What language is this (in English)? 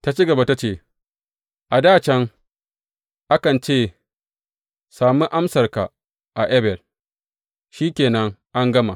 Hausa